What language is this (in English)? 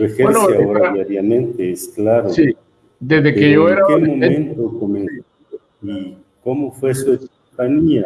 Spanish